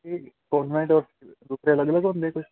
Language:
Punjabi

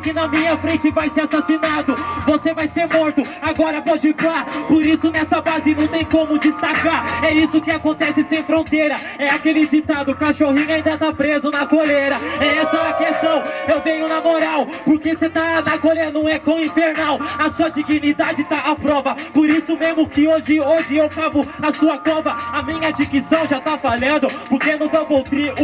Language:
Portuguese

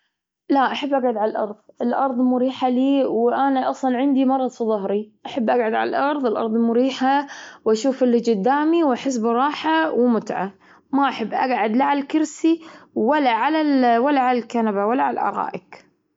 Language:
Gulf Arabic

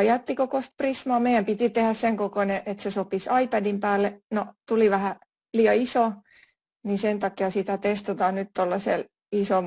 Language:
Finnish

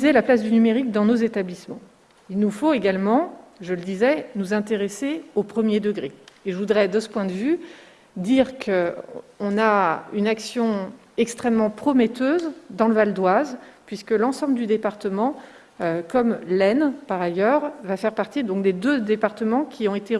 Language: French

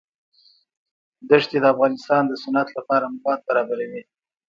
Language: Pashto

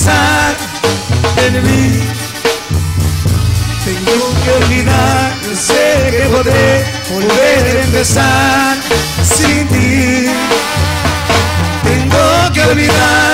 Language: Spanish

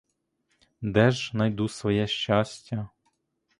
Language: Ukrainian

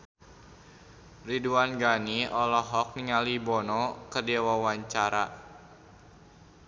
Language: Sundanese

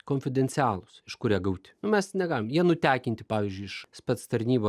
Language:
Lithuanian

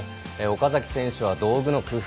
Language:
Japanese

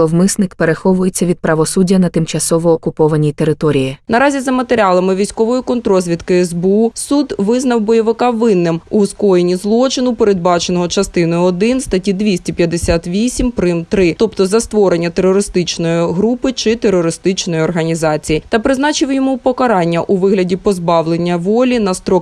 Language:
Ukrainian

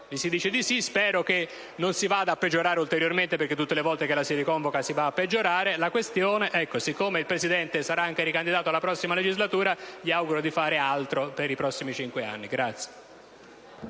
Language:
Italian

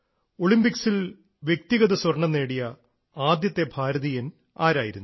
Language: Malayalam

